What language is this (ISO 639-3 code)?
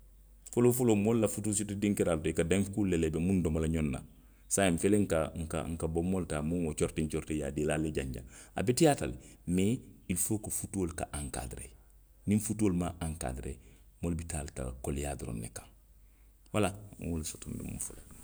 mlq